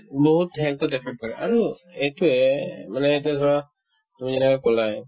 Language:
Assamese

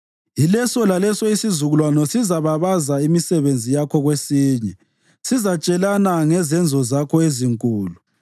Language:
North Ndebele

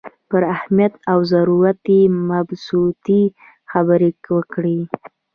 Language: Pashto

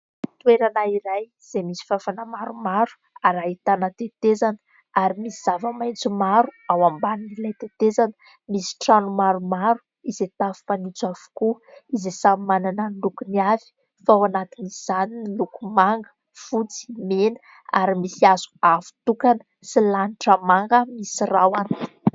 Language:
Malagasy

